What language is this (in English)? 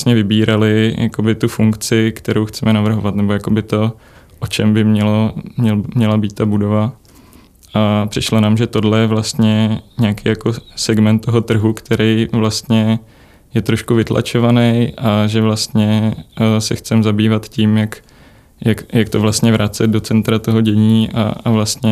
Czech